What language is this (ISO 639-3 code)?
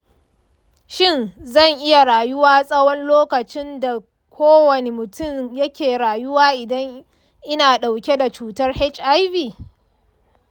hau